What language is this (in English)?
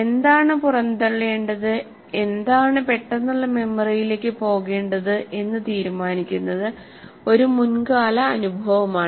Malayalam